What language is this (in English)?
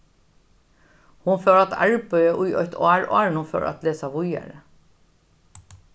Faroese